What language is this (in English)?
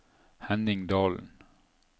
Norwegian